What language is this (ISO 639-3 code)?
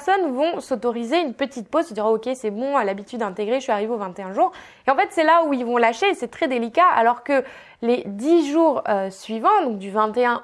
fra